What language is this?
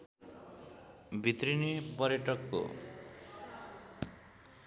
Nepali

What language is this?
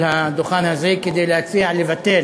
Hebrew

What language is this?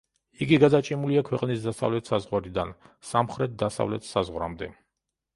Georgian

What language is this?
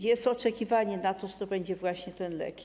Polish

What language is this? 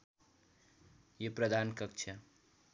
Nepali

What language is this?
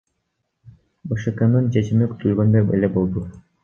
Kyrgyz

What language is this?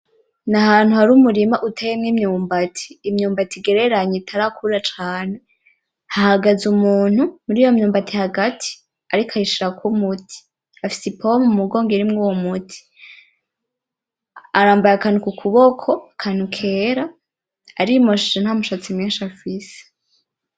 Rundi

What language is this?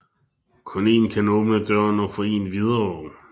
Danish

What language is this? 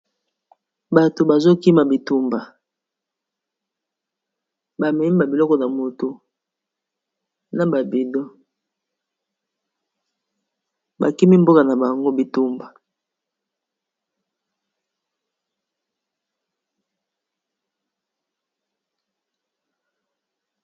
Lingala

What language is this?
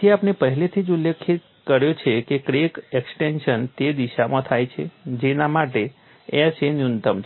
Gujarati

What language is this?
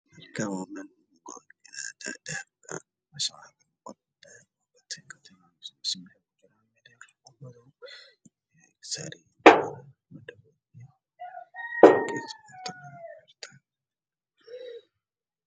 Somali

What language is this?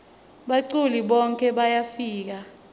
Swati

